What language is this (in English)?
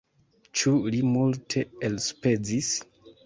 Esperanto